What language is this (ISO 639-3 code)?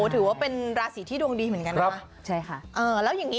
tha